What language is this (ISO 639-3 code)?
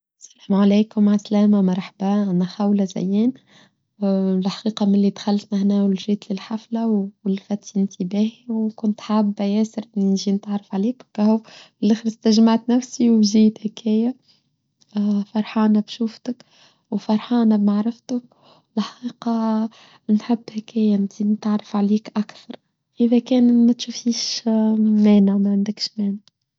aeb